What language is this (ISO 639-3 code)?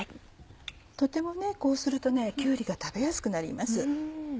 jpn